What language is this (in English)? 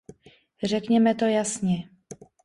Czech